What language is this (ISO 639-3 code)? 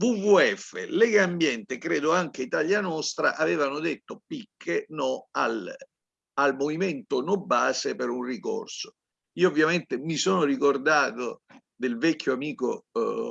ita